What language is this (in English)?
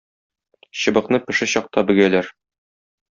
Tatar